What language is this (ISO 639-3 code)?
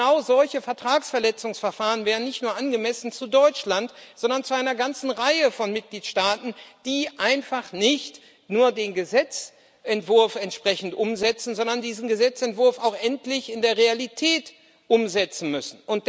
deu